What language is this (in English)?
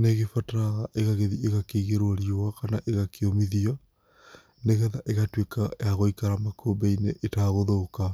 Kikuyu